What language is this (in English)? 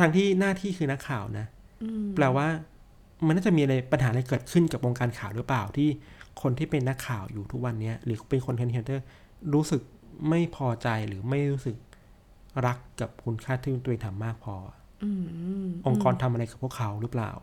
Thai